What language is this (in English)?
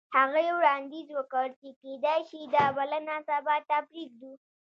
Pashto